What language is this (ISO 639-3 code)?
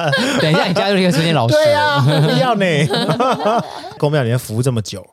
zho